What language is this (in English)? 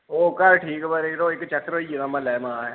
Dogri